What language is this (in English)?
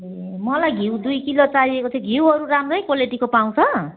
Nepali